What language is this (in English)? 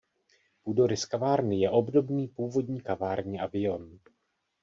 Czech